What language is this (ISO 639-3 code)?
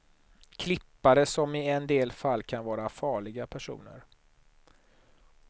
swe